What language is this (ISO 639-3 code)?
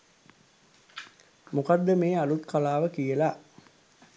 sin